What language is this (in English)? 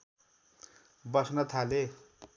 Nepali